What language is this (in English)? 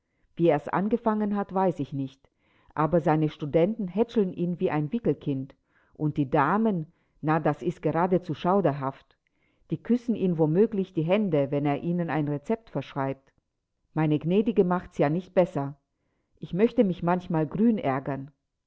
German